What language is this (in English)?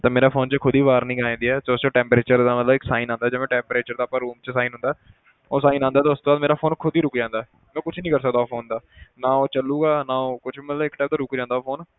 Punjabi